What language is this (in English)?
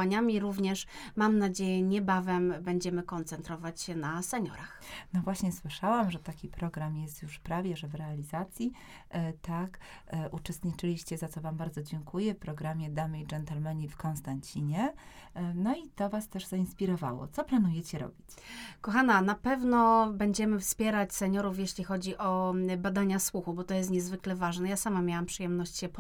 Polish